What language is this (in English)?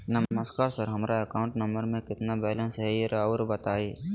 Magahi